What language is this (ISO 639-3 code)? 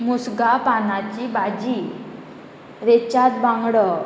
kok